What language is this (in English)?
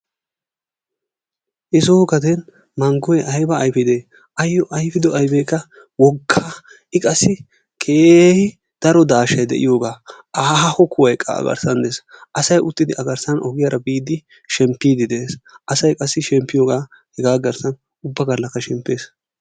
Wolaytta